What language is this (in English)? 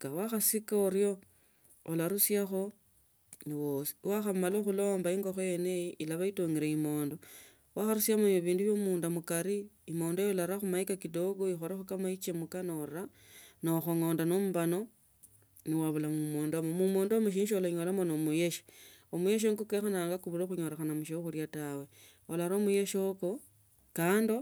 Tsotso